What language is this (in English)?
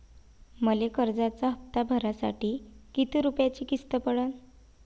Marathi